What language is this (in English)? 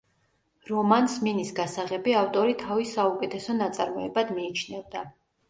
Georgian